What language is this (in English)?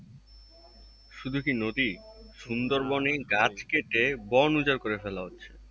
Bangla